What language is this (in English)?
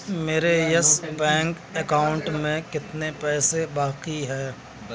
Urdu